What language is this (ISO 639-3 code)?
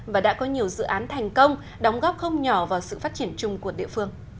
vie